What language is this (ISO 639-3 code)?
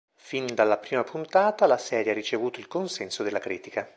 ita